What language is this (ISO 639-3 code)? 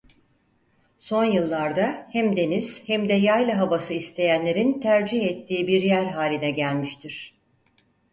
tur